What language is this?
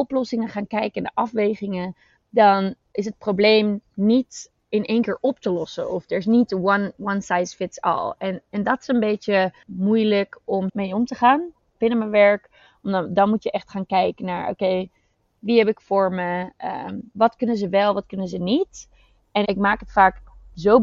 Dutch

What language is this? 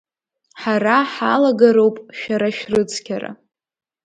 Abkhazian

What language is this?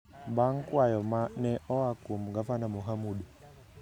Luo (Kenya and Tanzania)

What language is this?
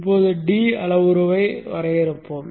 Tamil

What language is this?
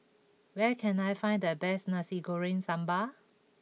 English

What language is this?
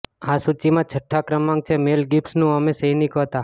Gujarati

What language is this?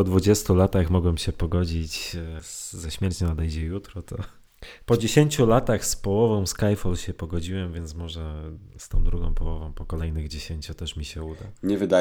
Polish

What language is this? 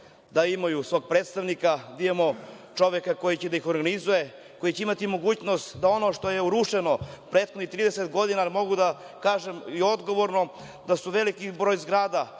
Serbian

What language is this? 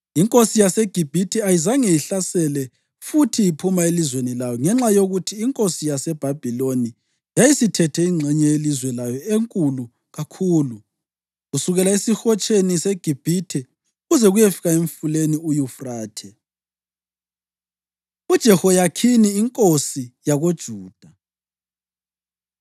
North Ndebele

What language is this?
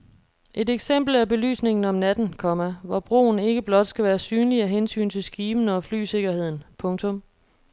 Danish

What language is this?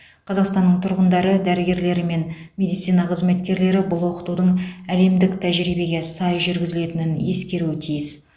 Kazakh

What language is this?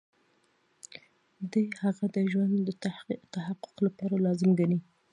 Pashto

